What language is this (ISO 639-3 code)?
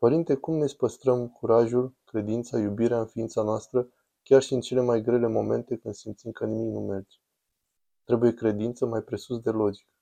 ron